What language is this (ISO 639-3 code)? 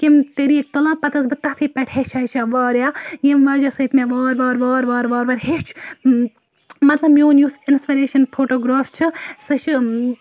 kas